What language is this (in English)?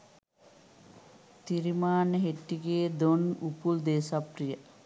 Sinhala